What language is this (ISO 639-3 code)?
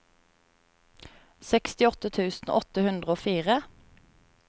nor